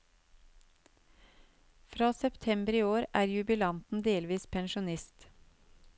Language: Norwegian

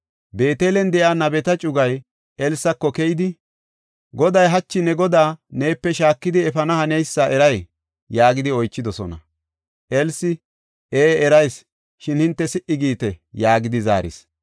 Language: Gofa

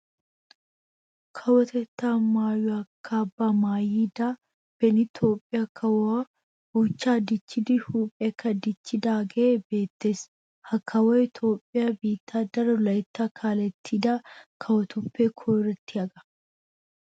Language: Wolaytta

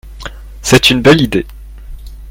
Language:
French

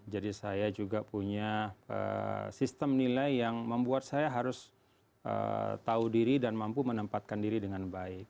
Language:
Indonesian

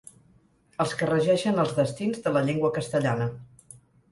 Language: Catalan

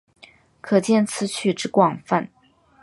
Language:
Chinese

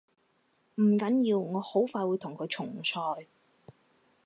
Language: Cantonese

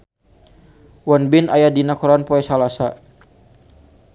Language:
Sundanese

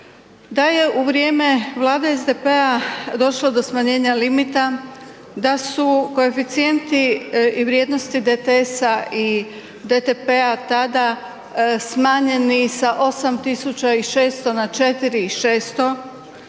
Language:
Croatian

